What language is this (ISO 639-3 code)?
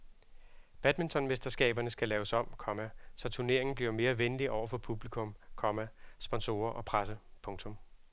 dan